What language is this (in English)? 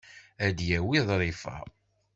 Kabyle